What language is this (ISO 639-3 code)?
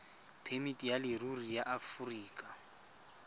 tsn